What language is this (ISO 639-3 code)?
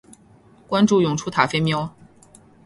zho